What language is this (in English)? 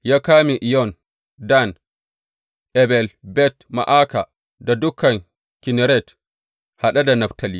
Hausa